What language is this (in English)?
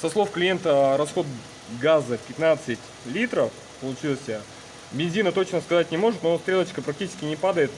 Russian